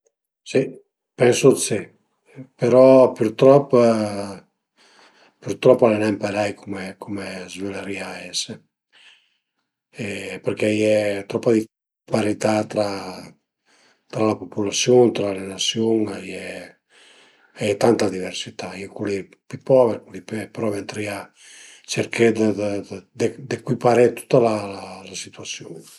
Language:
Piedmontese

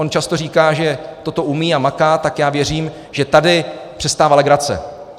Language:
Czech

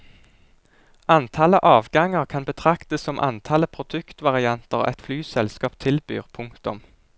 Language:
Norwegian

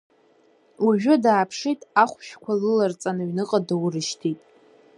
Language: Abkhazian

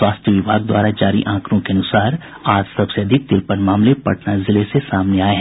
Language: Hindi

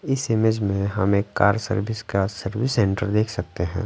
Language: Hindi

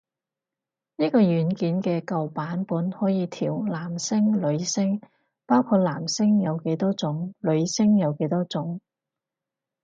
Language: Cantonese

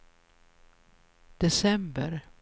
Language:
Swedish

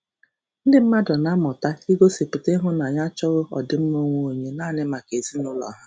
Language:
Igbo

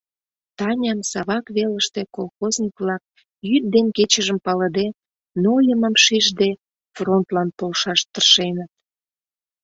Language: Mari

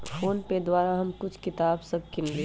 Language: Magahi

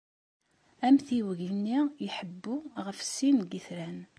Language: Kabyle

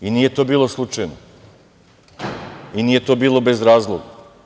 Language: Serbian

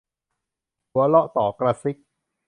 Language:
Thai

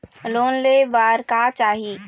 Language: Chhattisgarhi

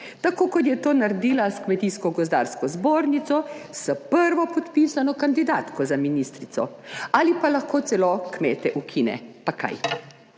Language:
Slovenian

